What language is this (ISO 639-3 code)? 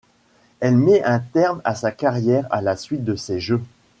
fra